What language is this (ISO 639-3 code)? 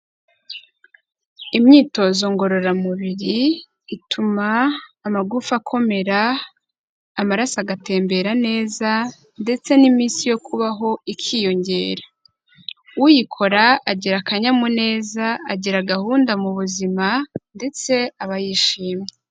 kin